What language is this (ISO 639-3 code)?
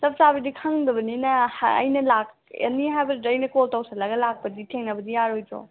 mni